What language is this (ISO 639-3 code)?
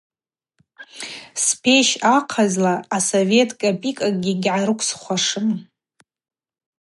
abq